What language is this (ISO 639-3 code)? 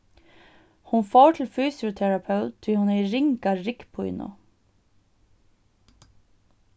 fao